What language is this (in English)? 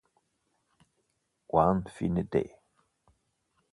Italian